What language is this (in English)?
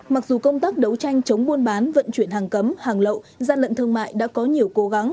Vietnamese